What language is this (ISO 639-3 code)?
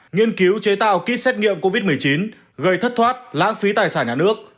vie